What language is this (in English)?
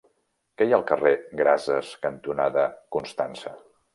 Catalan